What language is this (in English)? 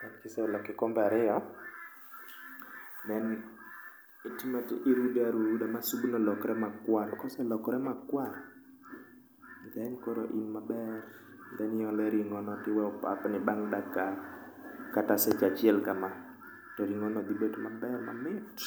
Luo (Kenya and Tanzania)